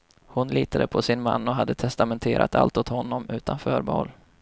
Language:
Swedish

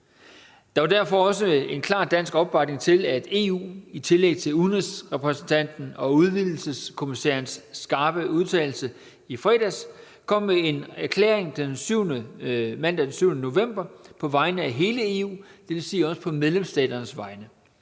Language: Danish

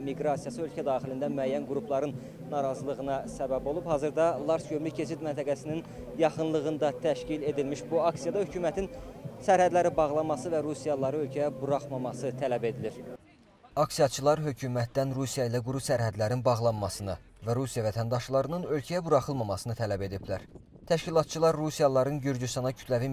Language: Turkish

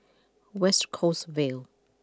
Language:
English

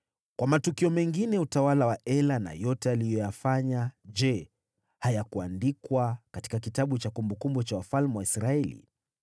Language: Swahili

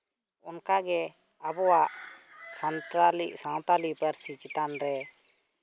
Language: Santali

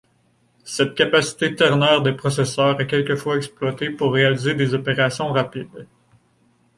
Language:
French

